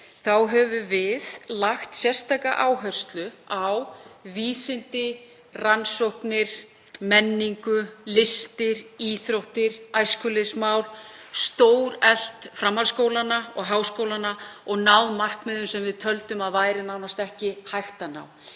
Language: Icelandic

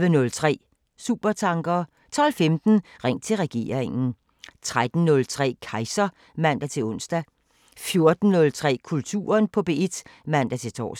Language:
Danish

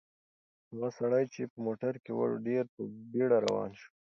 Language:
Pashto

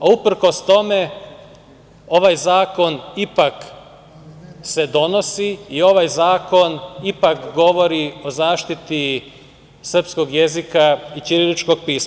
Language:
Serbian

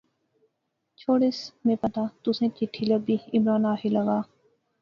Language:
Pahari-Potwari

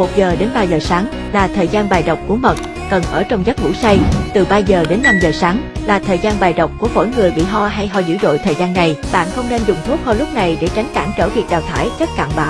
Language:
Vietnamese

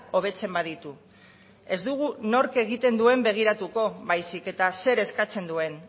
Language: Basque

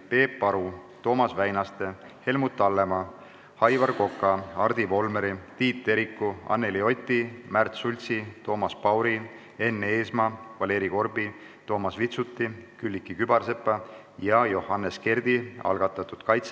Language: Estonian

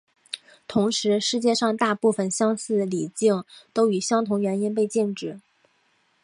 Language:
Chinese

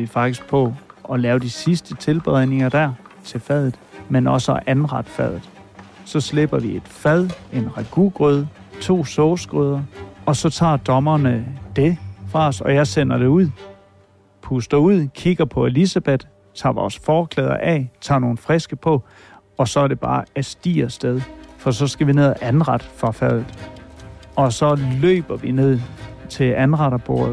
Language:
Danish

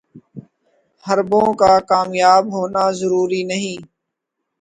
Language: Urdu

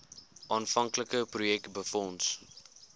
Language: Afrikaans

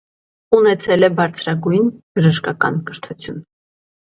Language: Armenian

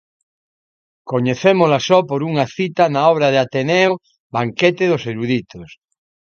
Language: Galician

